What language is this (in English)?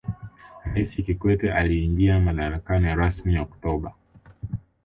Swahili